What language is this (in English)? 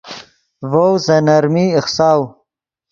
Yidgha